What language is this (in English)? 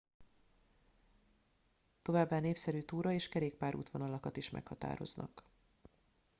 Hungarian